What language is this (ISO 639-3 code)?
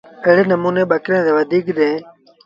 sbn